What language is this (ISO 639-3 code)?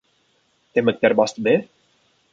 kur